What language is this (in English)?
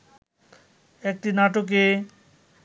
Bangla